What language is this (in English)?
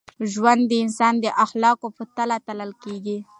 Pashto